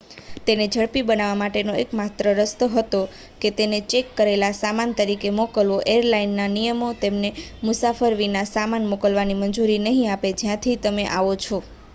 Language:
Gujarati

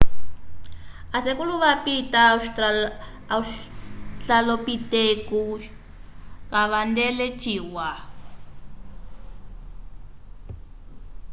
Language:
Umbundu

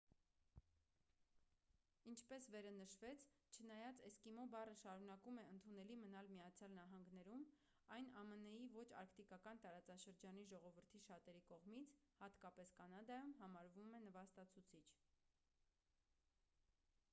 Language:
Armenian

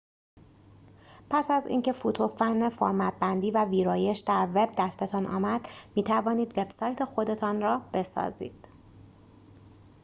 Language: Persian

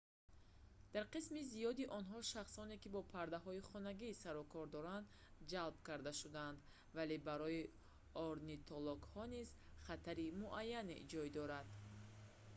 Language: Tajik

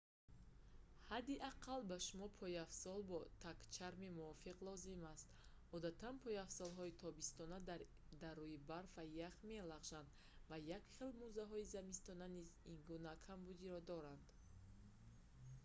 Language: Tajik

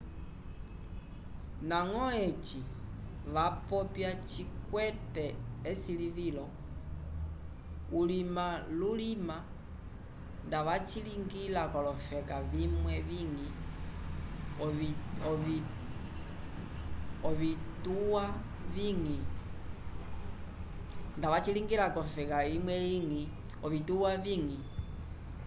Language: Umbundu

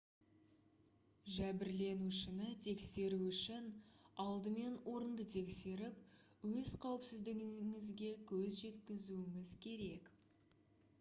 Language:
Kazakh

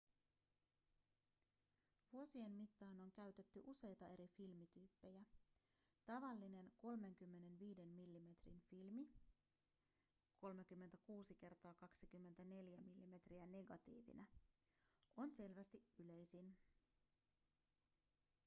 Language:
Finnish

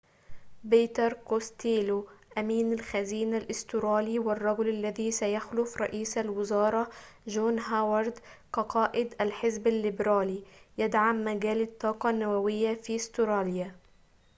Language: Arabic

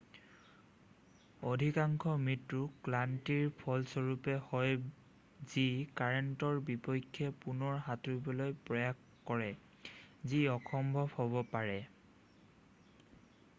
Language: Assamese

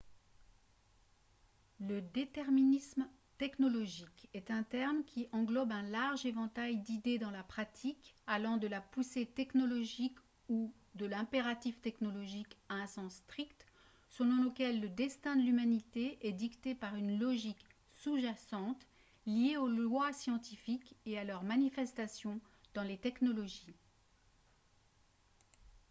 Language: French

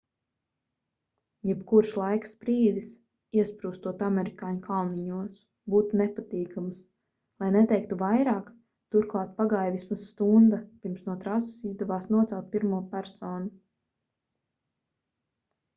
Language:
Latvian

